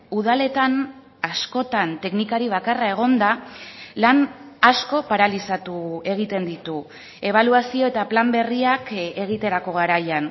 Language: Basque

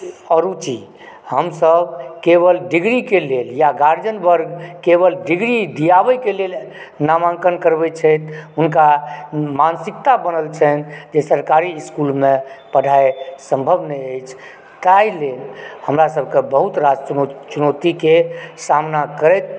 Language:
Maithili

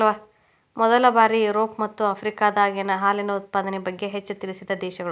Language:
Kannada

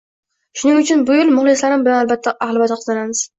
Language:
Uzbek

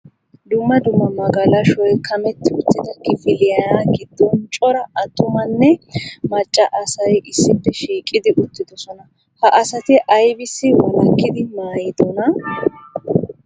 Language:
Wolaytta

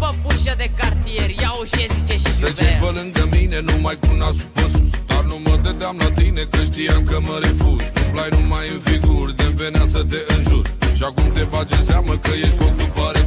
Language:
Romanian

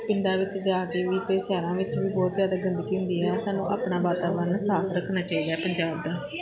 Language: Punjabi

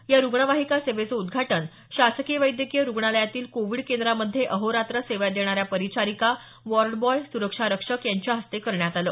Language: Marathi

